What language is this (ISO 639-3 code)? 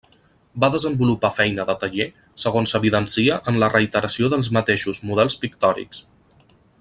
cat